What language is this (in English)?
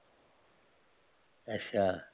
Punjabi